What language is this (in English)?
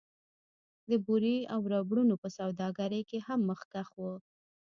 Pashto